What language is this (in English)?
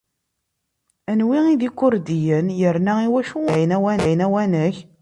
Kabyle